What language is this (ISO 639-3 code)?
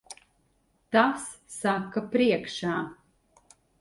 lav